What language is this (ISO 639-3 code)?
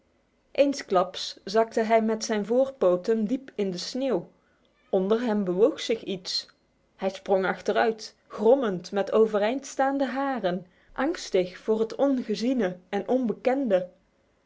nld